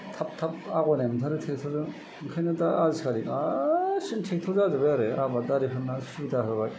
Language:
Bodo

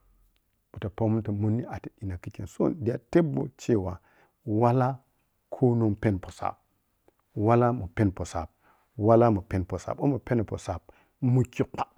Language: Piya-Kwonci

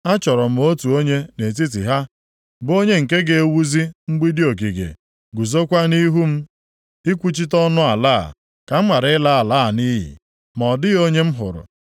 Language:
Igbo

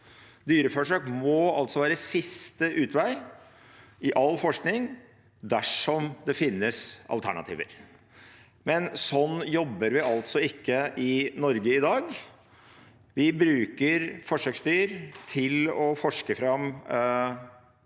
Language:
Norwegian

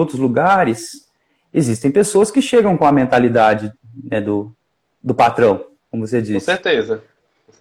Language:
Portuguese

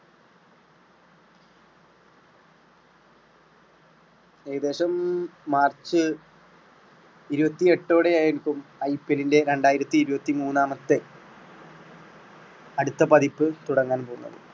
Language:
Malayalam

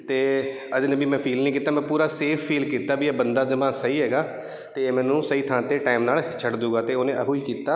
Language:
Punjabi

